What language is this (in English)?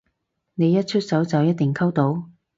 Cantonese